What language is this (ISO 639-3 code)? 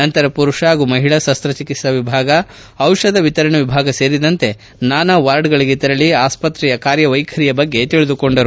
kan